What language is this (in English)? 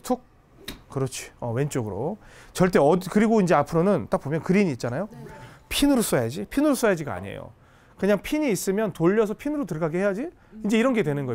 Korean